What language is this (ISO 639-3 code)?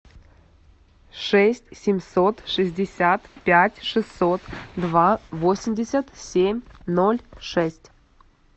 rus